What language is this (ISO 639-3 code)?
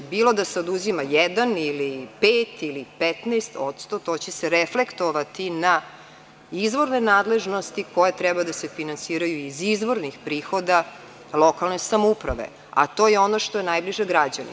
srp